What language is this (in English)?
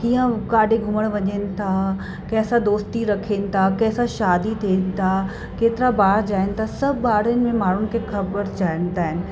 Sindhi